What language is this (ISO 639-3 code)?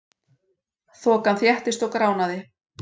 isl